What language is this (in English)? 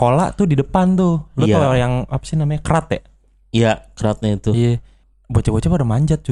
Indonesian